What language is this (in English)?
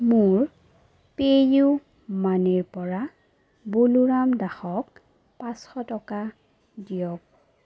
Assamese